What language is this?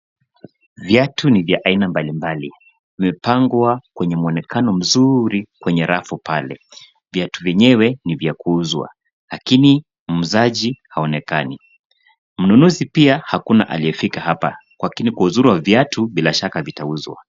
Swahili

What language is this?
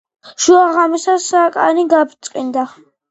Georgian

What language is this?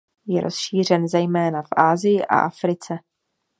Czech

